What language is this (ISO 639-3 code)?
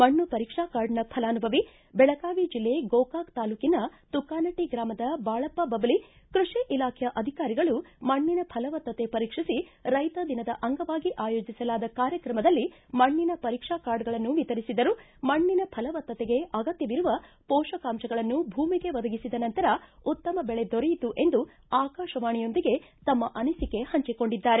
kan